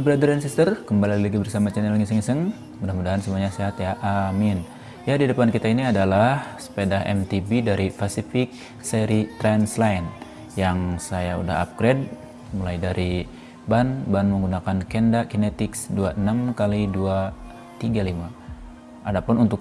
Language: Indonesian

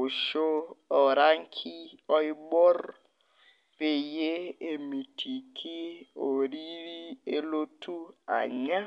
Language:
Masai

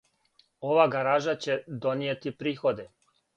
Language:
Serbian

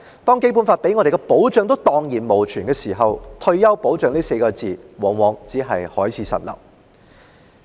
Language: Cantonese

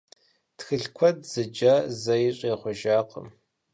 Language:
Kabardian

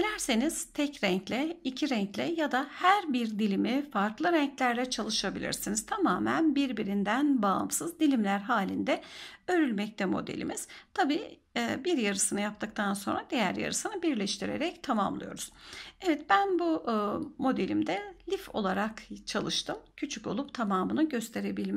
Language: Turkish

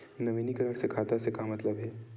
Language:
Chhattisgarhi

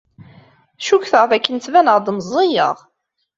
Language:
Kabyle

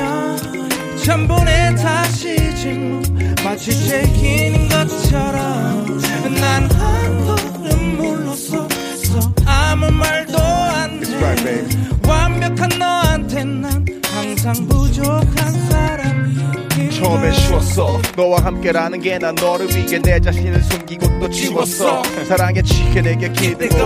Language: Korean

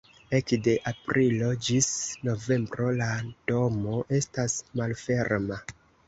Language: Esperanto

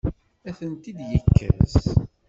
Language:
Kabyle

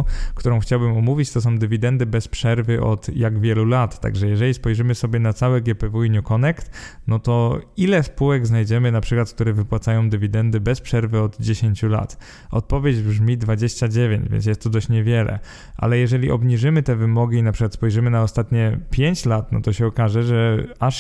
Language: Polish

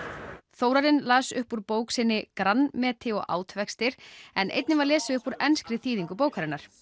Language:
Icelandic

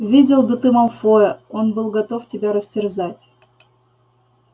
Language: Russian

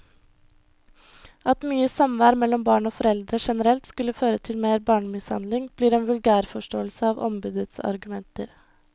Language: Norwegian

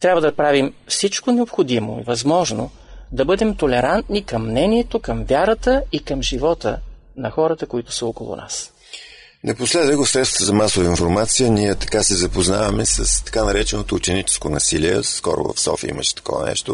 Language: Bulgarian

